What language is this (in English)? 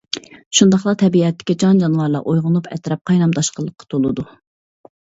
Uyghur